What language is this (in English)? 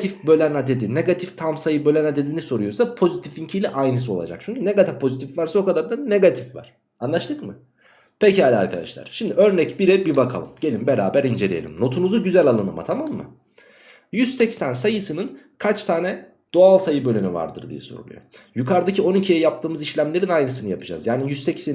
Turkish